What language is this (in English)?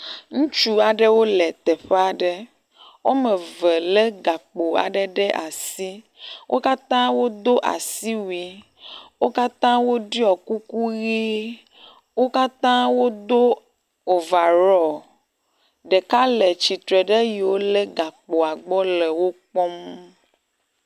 Ewe